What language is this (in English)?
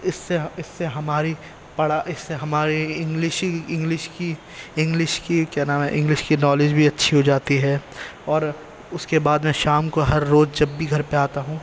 Urdu